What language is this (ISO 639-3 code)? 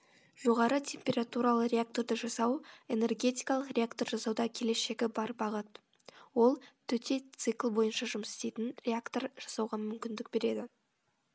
kaz